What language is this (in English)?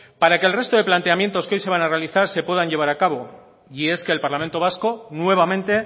Spanish